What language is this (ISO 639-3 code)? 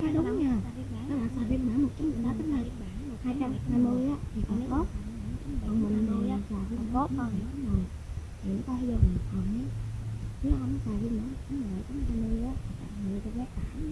vie